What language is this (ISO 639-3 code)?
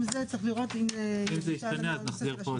heb